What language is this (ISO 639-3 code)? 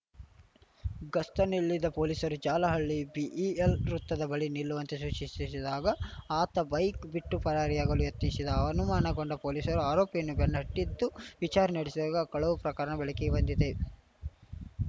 kan